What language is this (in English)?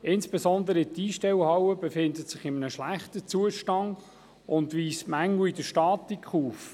Swiss German